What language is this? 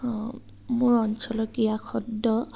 Assamese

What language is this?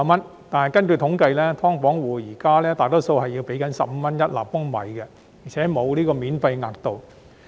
Cantonese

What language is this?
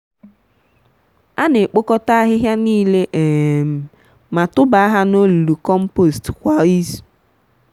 Igbo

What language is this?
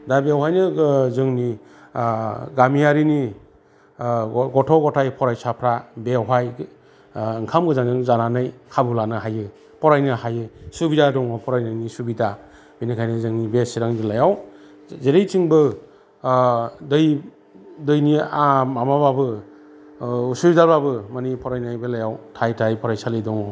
Bodo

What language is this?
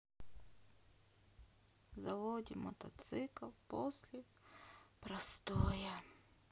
Russian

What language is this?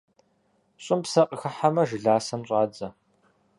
Kabardian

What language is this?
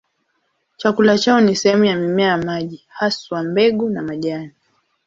Swahili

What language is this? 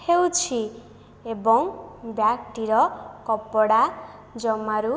Odia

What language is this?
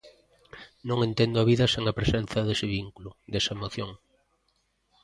Galician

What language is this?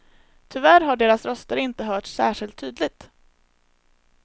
Swedish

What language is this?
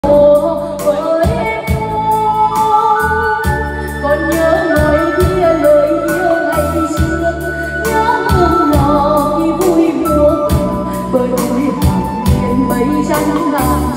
Arabic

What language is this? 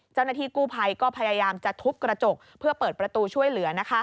Thai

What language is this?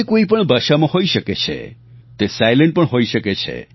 Gujarati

